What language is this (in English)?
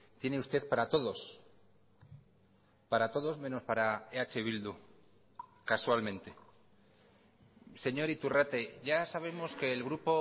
Spanish